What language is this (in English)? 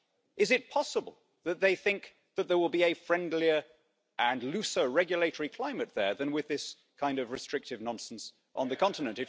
English